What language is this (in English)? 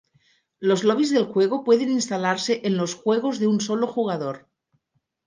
Spanish